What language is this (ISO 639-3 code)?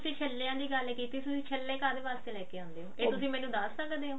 pan